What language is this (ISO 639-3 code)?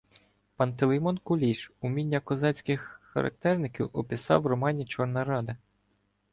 ukr